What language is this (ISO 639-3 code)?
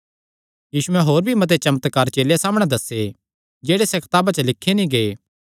xnr